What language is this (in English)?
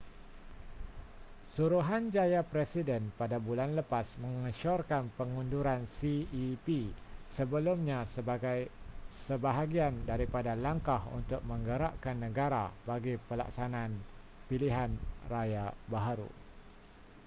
Malay